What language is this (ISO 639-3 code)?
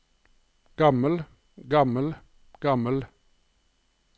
nor